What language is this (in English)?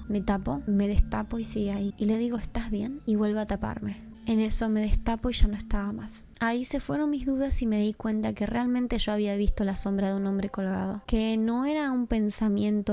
Spanish